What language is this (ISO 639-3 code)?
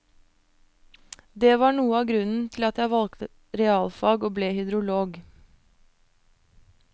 nor